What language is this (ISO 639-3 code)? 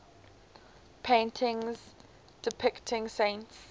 eng